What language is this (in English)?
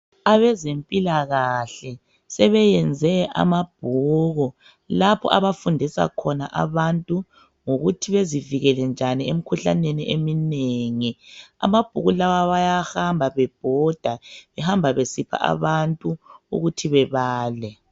North Ndebele